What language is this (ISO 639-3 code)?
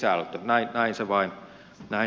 fin